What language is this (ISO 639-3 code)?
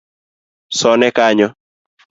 luo